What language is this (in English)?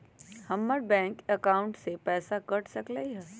Magahi